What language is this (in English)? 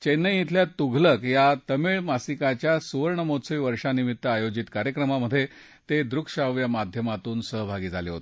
Marathi